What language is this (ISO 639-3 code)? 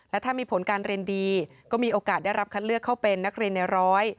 tha